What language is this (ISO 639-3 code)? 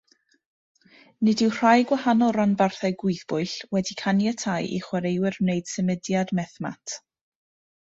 cym